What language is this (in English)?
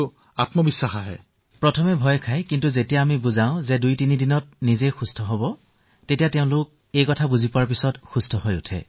Assamese